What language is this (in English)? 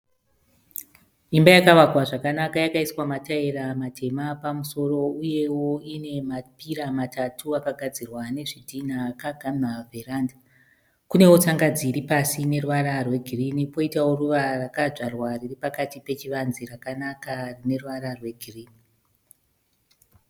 Shona